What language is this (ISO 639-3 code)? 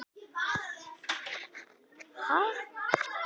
isl